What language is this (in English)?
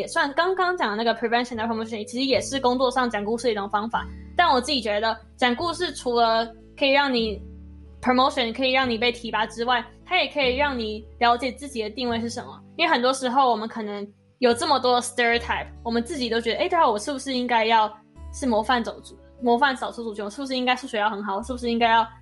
Chinese